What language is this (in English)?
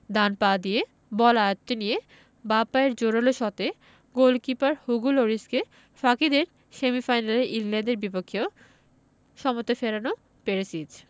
Bangla